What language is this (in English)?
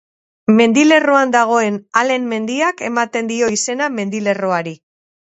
Basque